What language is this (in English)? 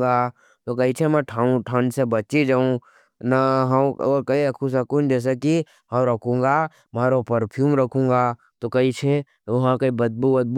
Nimadi